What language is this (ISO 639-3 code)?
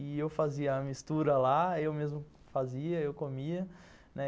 por